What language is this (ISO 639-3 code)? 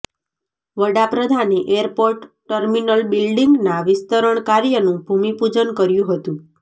guj